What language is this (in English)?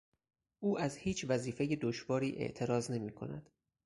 Persian